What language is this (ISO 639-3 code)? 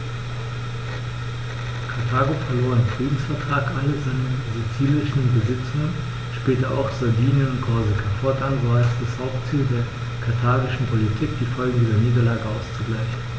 deu